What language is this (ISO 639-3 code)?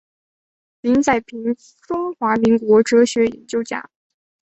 zho